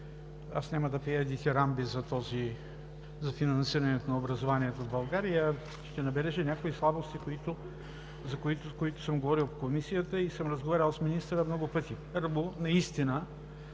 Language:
Bulgarian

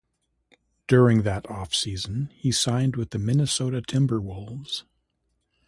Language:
English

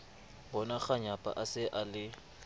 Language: Southern Sotho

